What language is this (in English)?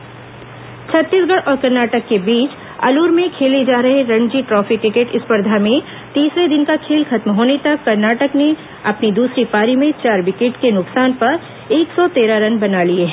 Hindi